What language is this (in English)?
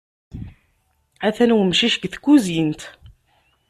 Kabyle